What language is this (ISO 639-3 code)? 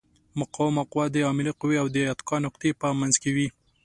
pus